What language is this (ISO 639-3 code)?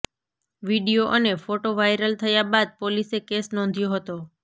guj